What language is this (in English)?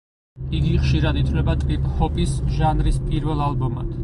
Georgian